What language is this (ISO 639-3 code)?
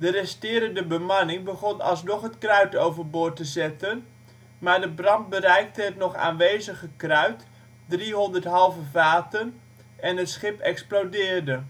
nld